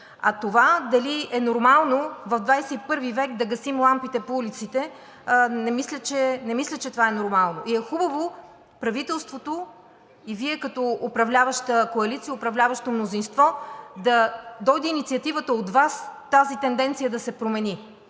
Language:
Bulgarian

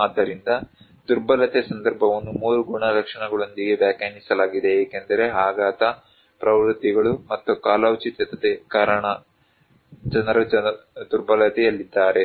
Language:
Kannada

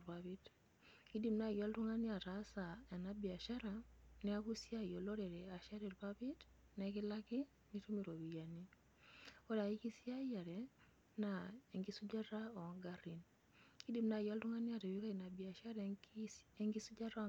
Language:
Masai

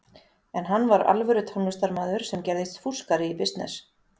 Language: Icelandic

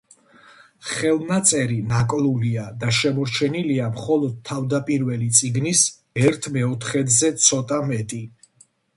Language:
Georgian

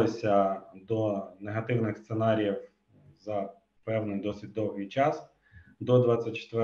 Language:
Ukrainian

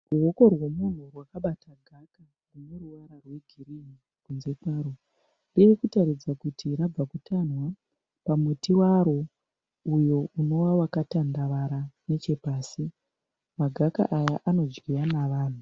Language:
Shona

